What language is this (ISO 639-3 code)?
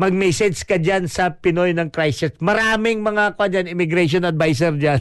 fil